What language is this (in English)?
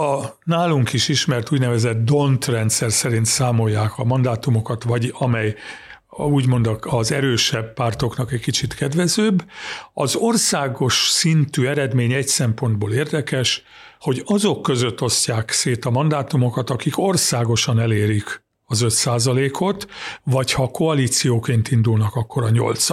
Hungarian